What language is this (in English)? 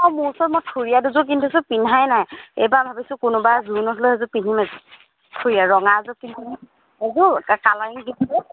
Assamese